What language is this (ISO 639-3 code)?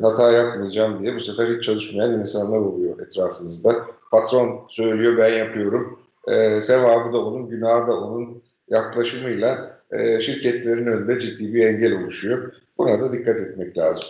tur